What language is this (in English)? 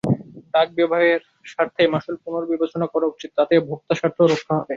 Bangla